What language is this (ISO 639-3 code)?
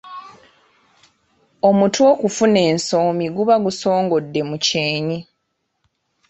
lug